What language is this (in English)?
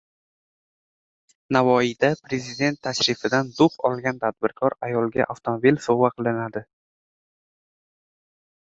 Uzbek